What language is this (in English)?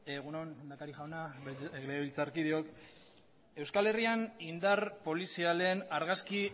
Basque